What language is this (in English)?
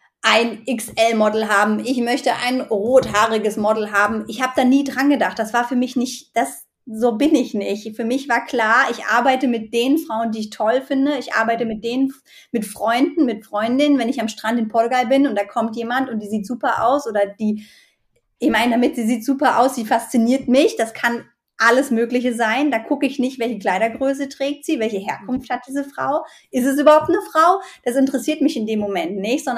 German